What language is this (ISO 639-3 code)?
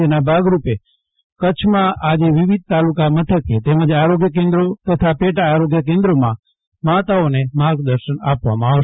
guj